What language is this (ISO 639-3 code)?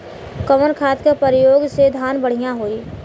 bho